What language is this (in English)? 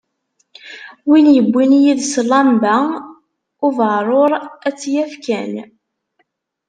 Kabyle